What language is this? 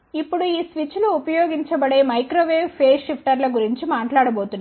Telugu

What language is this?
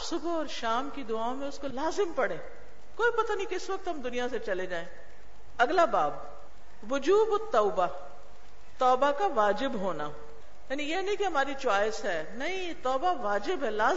Urdu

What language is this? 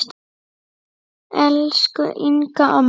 Icelandic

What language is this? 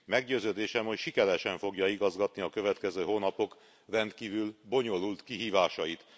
Hungarian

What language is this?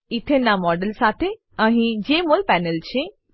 Gujarati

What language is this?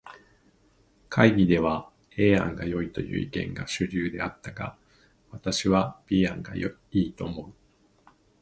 Japanese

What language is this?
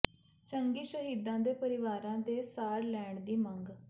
Punjabi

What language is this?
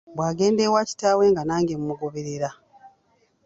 Ganda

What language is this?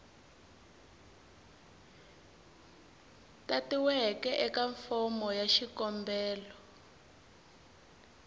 Tsonga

